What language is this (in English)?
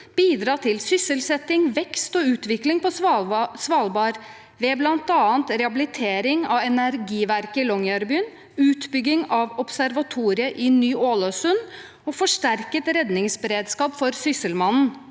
Norwegian